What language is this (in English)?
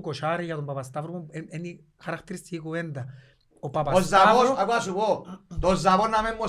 Greek